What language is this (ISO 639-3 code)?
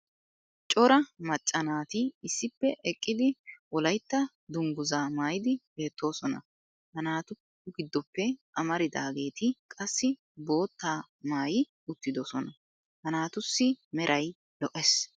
wal